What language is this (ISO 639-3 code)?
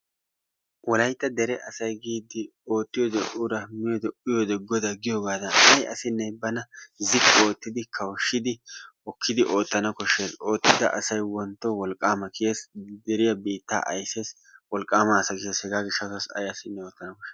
wal